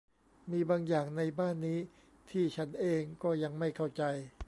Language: Thai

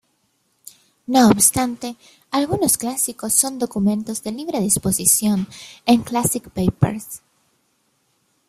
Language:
Spanish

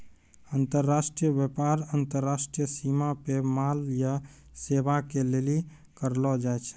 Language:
Maithili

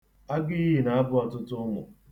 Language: Igbo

